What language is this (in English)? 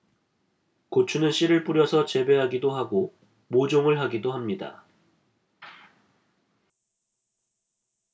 Korean